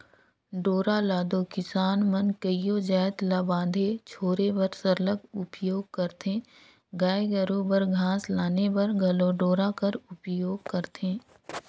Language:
Chhattisgarhi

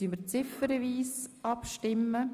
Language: Swiss German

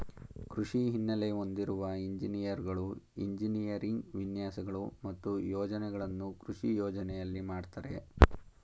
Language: Kannada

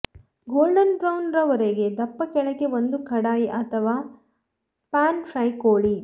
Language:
Kannada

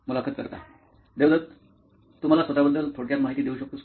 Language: Marathi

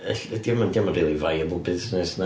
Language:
Welsh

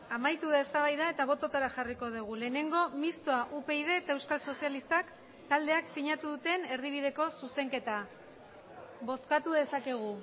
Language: Basque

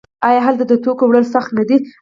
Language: Pashto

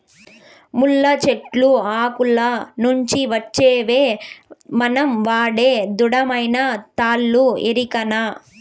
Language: Telugu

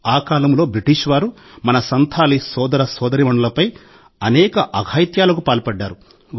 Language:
Telugu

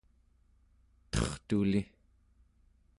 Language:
Central Yupik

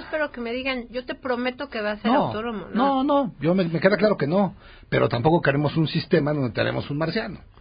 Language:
Spanish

